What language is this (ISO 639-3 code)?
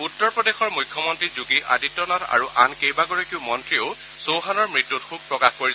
asm